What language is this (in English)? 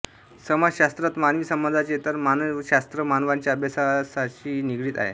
Marathi